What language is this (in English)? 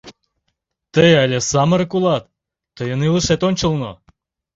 Mari